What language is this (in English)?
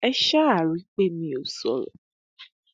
Yoruba